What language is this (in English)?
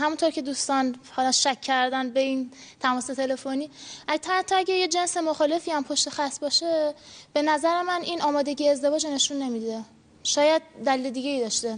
Persian